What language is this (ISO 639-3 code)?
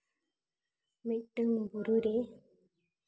sat